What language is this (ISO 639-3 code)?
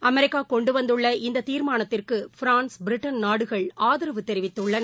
tam